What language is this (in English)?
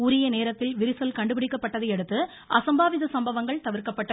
Tamil